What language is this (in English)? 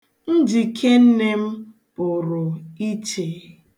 Igbo